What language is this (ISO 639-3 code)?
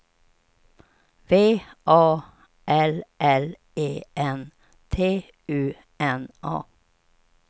swe